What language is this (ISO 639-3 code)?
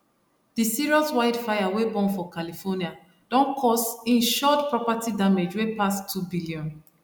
pcm